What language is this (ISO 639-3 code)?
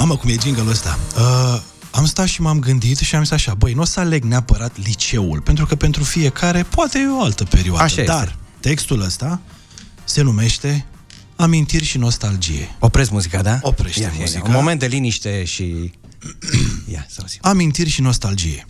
ron